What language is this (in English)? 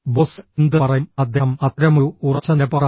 Malayalam